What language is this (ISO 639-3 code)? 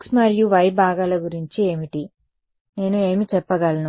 tel